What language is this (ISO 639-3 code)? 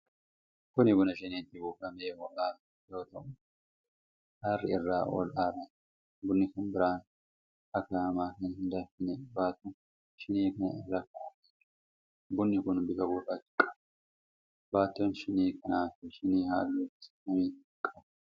orm